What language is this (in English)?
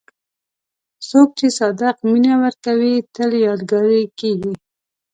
Pashto